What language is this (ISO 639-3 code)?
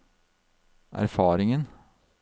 nor